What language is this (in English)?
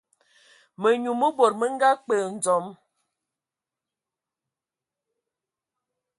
Ewondo